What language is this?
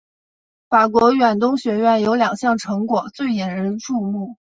Chinese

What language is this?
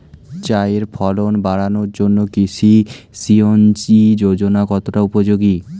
Bangla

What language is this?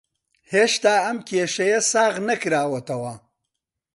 Central Kurdish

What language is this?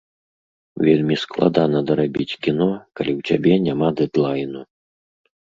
Belarusian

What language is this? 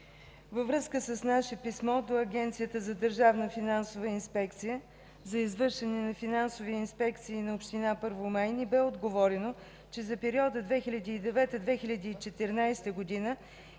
Bulgarian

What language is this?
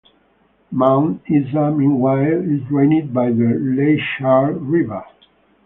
English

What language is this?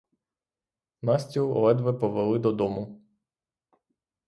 Ukrainian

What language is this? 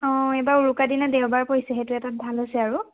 Assamese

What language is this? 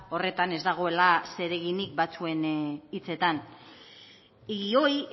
Basque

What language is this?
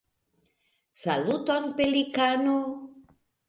Esperanto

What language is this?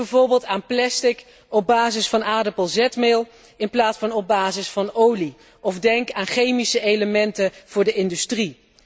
Dutch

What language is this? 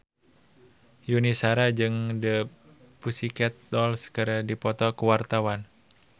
Sundanese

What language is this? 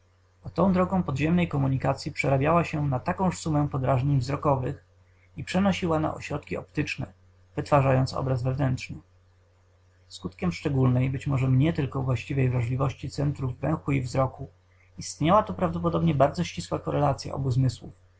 Polish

